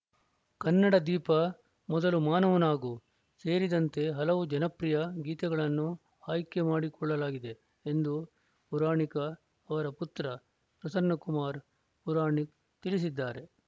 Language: Kannada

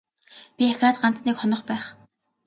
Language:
Mongolian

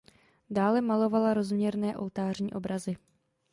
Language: Czech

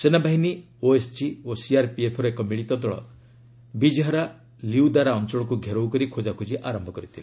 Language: Odia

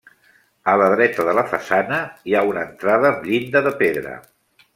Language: Catalan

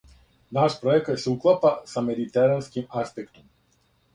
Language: Serbian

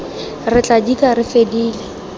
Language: Tswana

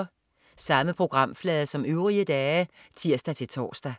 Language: Danish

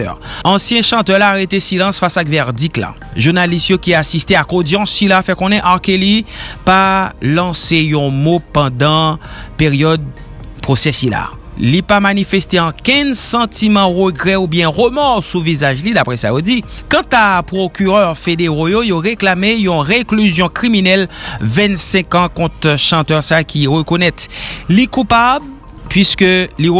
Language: French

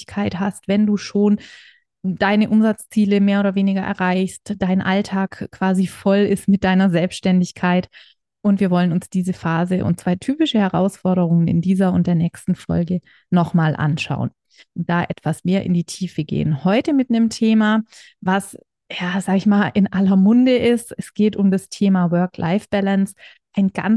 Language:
German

